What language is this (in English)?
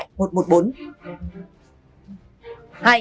Vietnamese